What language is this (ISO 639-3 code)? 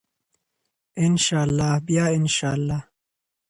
pus